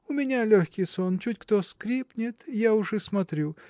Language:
Russian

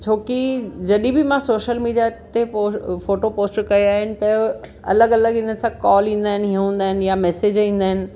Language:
Sindhi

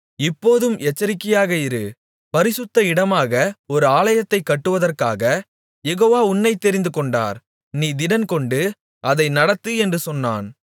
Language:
Tamil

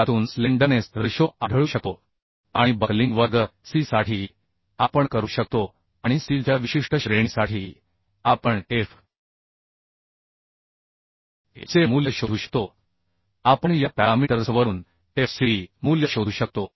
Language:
Marathi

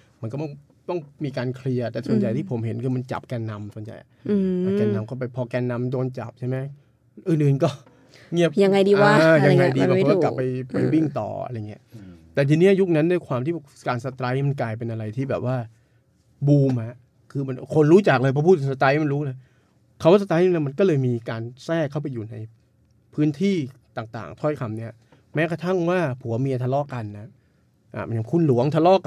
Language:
Thai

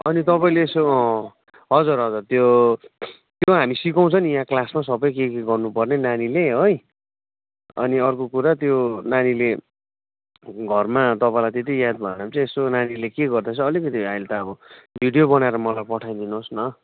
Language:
Nepali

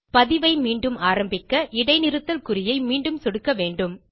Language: Tamil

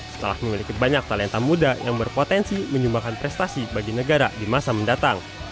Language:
Indonesian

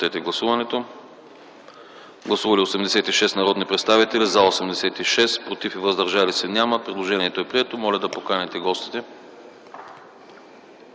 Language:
Bulgarian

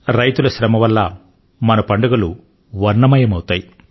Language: Telugu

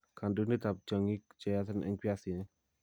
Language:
Kalenjin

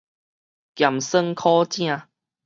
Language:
Min Nan Chinese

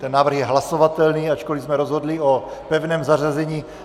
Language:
Czech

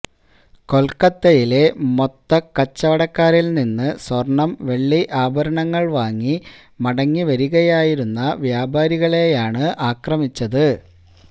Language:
Malayalam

